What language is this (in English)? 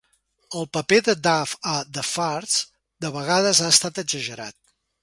Catalan